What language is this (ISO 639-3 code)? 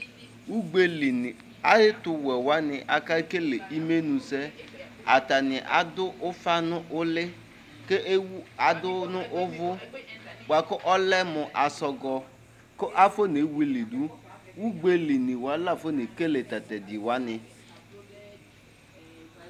kpo